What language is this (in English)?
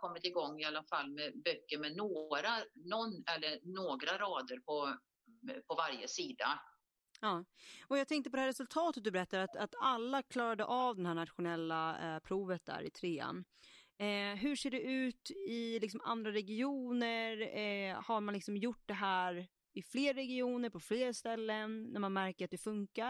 Swedish